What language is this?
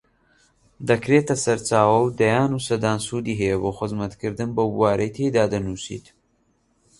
Central Kurdish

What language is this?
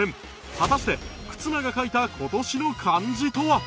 Japanese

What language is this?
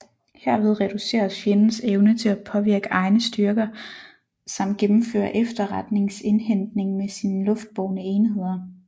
Danish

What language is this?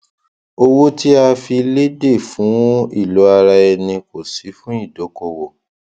Yoruba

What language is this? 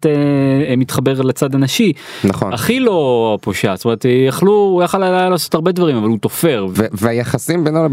Hebrew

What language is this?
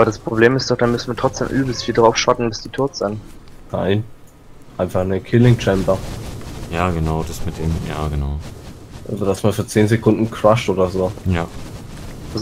German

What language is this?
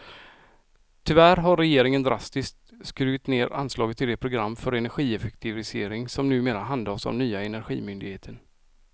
Swedish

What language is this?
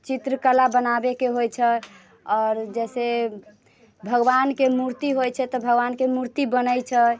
Maithili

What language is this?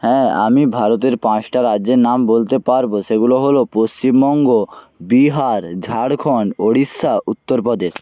Bangla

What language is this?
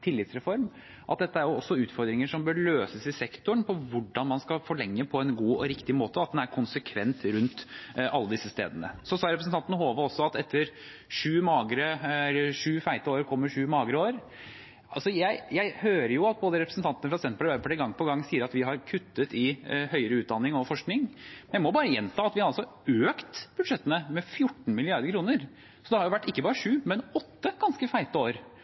Norwegian Bokmål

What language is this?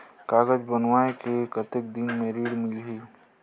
Chhattisgarhi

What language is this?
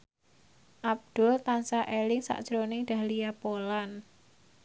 Javanese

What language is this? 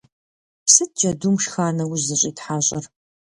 Kabardian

